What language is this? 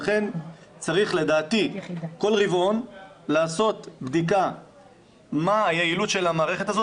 Hebrew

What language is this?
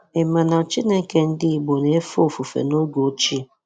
Igbo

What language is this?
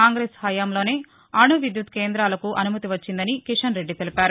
Telugu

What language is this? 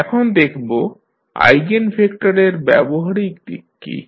Bangla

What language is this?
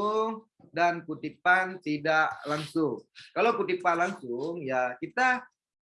Indonesian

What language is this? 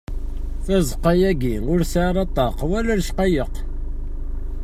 Kabyle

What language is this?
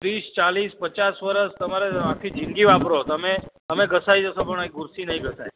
Gujarati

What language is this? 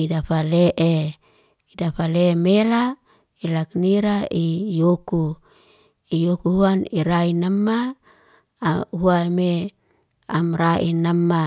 Liana-Seti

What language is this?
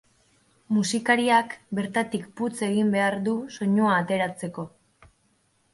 Basque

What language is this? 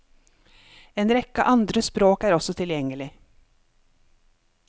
Norwegian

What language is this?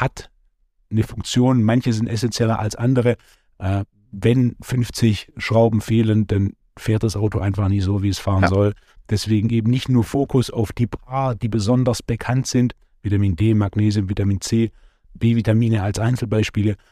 German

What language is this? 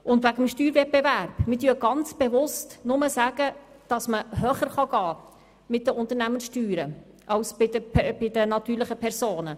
Swiss German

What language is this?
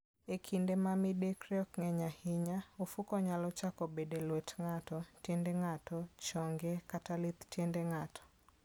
Luo (Kenya and Tanzania)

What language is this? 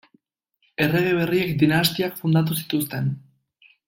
Basque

